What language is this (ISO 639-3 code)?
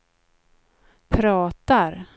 swe